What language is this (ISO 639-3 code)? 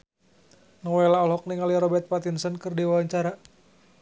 sun